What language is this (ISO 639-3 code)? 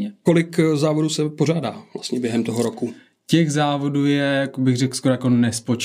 ces